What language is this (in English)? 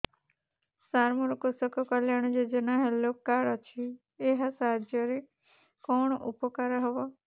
Odia